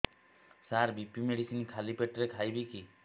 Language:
Odia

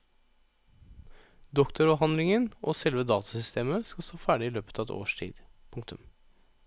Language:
Norwegian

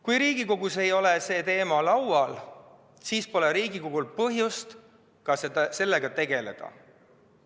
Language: Estonian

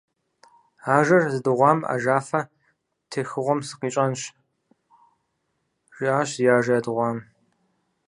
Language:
Kabardian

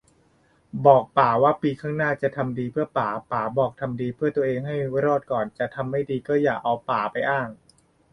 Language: Thai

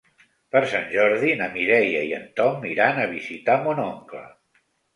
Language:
Catalan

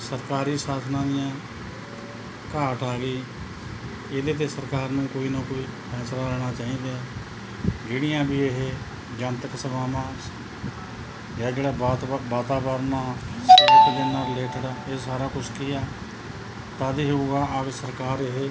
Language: Punjabi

